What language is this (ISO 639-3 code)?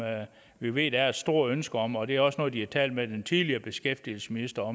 dan